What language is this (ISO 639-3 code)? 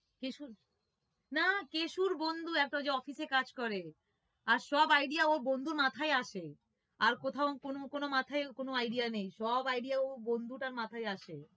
ben